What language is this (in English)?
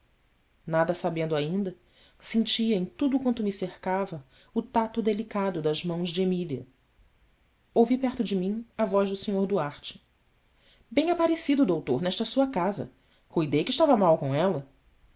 Portuguese